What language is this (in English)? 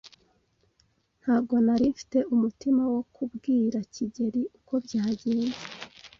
Kinyarwanda